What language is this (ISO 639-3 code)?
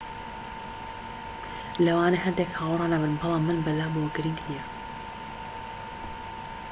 ckb